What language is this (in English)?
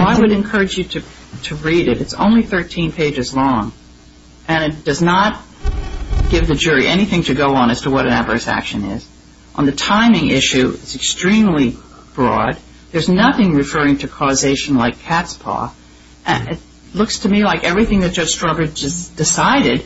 English